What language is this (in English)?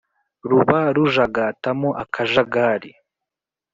Kinyarwanda